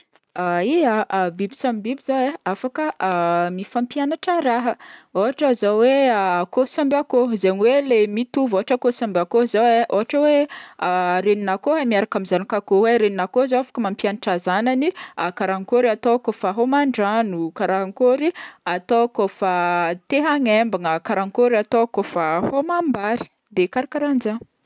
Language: Northern Betsimisaraka Malagasy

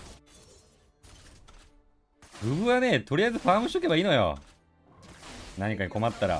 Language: Japanese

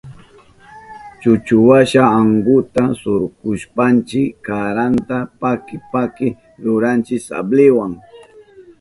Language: Southern Pastaza Quechua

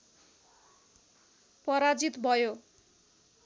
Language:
Nepali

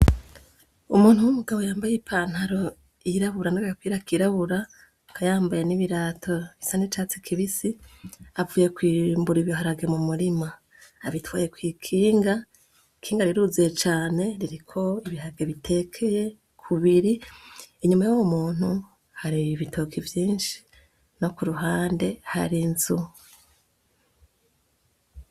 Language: Rundi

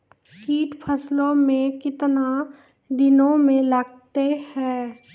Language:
Maithili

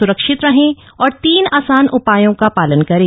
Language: Hindi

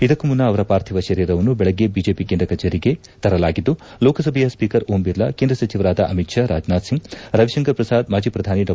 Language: Kannada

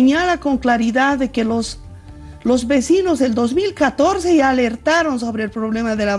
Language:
Spanish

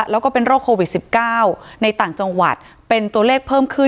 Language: Thai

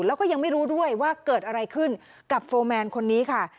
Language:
Thai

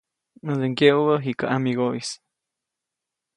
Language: Copainalá Zoque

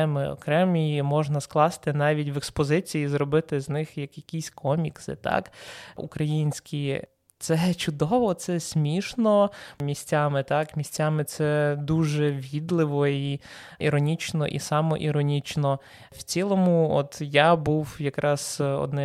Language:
Ukrainian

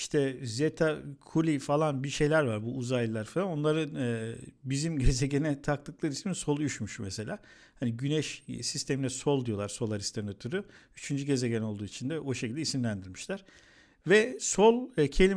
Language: Turkish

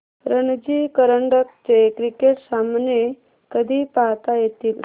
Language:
Marathi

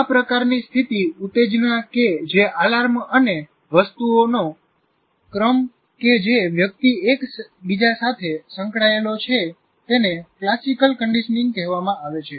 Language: Gujarati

